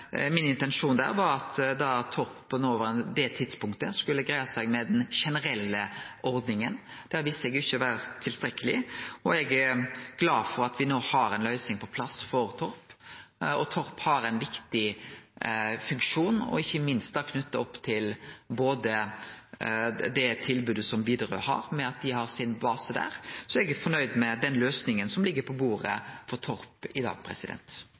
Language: Norwegian Nynorsk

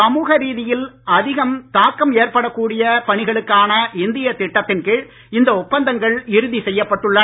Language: Tamil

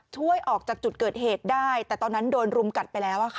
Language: Thai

